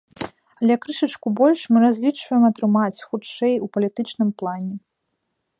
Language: Belarusian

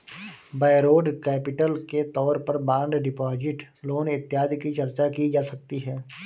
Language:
Hindi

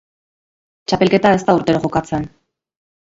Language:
Basque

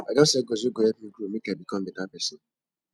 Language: Nigerian Pidgin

